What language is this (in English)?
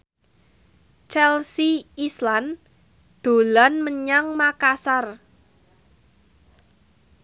Javanese